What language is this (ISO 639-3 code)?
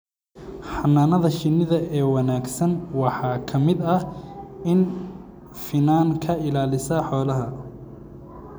som